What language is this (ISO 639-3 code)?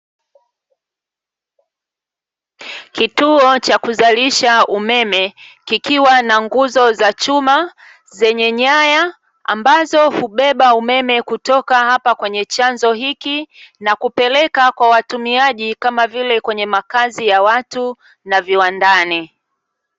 swa